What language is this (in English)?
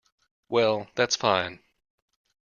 English